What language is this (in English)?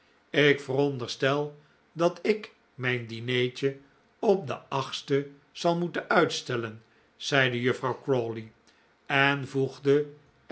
Dutch